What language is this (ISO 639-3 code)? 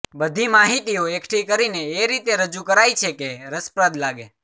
guj